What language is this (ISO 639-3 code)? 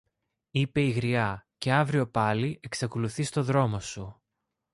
ell